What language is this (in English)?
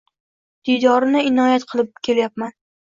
Uzbek